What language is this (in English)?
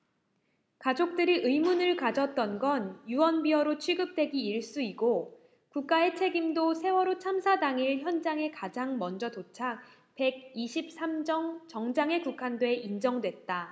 Korean